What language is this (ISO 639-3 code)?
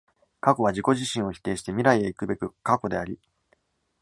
jpn